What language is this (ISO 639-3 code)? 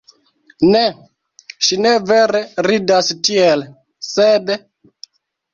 epo